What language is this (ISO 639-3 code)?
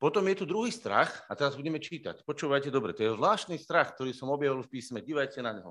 slk